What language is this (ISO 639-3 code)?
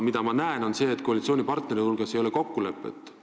est